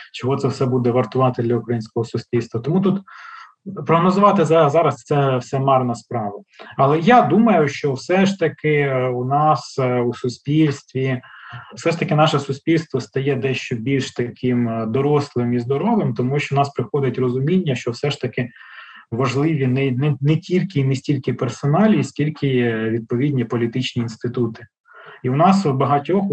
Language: Ukrainian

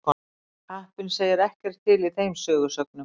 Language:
Icelandic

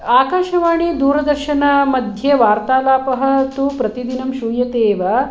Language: Sanskrit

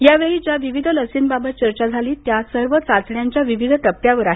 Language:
Marathi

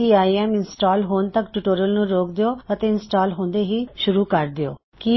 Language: Punjabi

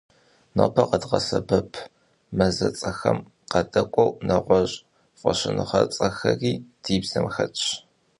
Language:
Kabardian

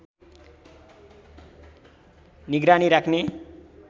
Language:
Nepali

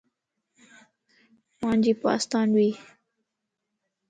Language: Lasi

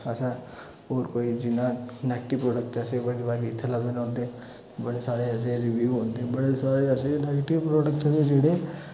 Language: Dogri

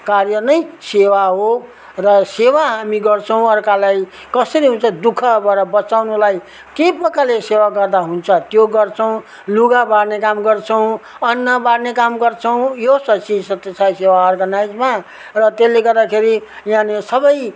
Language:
Nepali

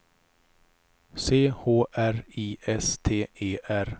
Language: Swedish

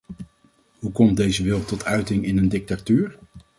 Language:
Dutch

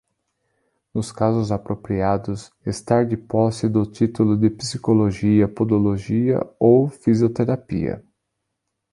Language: Portuguese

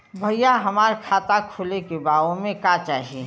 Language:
Bhojpuri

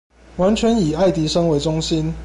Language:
Chinese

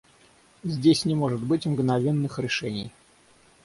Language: Russian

